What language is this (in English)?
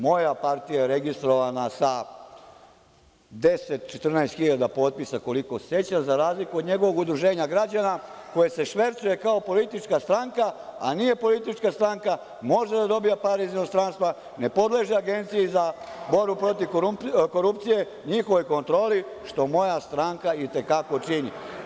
Serbian